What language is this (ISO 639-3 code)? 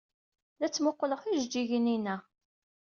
kab